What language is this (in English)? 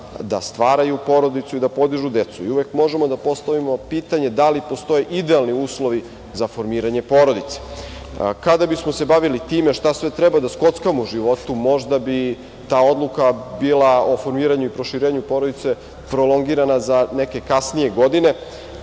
Serbian